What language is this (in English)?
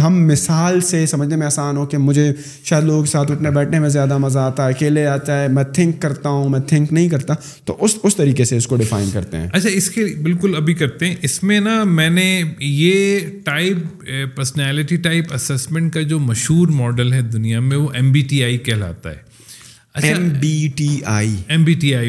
Urdu